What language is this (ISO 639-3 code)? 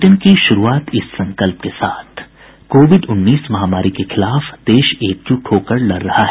hin